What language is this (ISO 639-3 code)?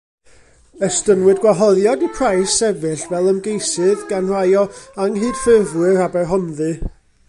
cym